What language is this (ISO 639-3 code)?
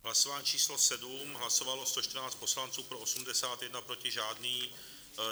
ces